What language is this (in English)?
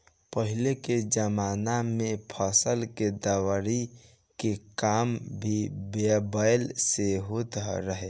Bhojpuri